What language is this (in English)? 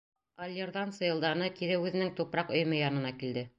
Bashkir